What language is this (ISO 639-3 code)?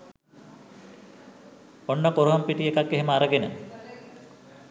sin